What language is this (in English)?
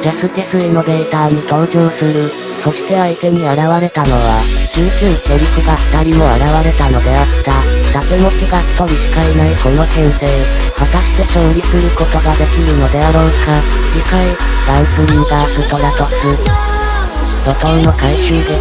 Japanese